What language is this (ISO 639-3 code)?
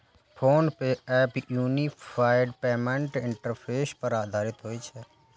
mai